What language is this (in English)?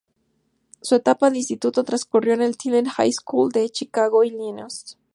Spanish